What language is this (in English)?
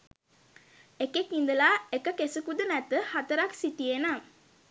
Sinhala